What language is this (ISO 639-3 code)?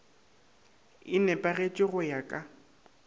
nso